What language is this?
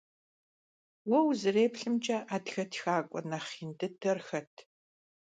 Kabardian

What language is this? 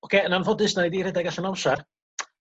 Welsh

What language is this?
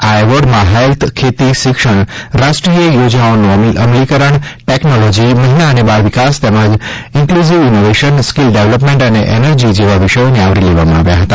Gujarati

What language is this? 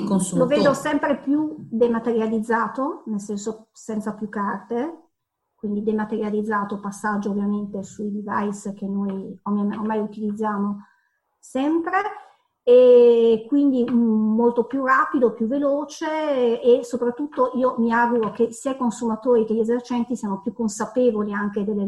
Italian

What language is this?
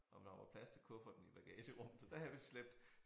Danish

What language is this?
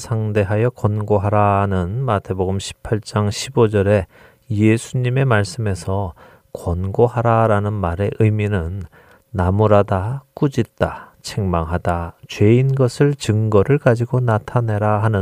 Korean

